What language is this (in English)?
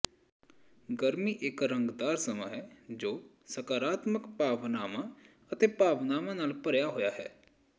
Punjabi